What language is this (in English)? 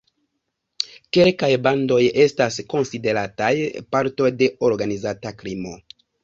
Esperanto